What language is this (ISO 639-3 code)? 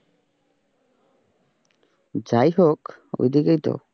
ben